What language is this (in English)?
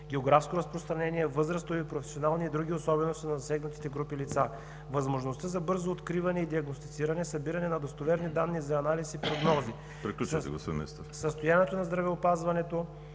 Bulgarian